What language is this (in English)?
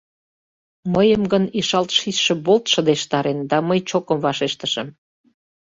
Mari